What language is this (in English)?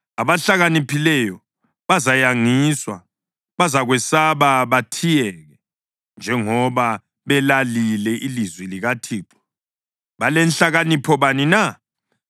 North Ndebele